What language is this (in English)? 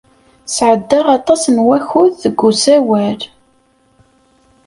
Kabyle